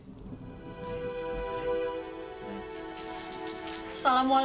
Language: Indonesian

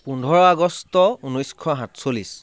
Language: Assamese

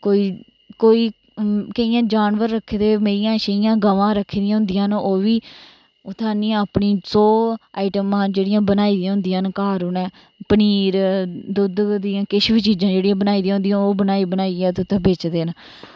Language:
Dogri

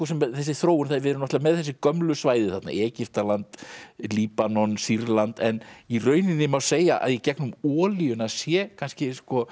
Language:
Icelandic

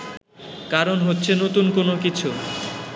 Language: Bangla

